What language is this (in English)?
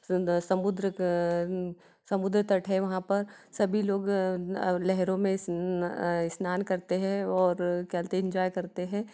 Hindi